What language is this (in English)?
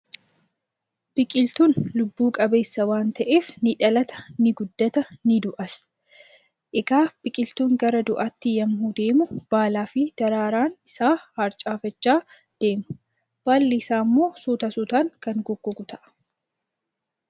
Oromo